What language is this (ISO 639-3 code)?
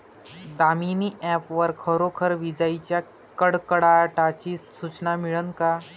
mar